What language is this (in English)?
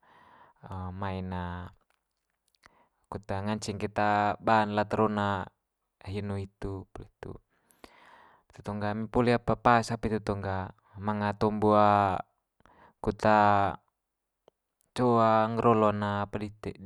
Manggarai